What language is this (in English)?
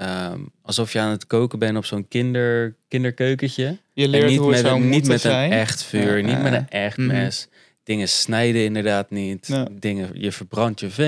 Dutch